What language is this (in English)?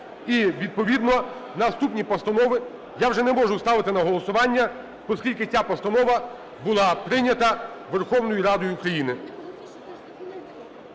Ukrainian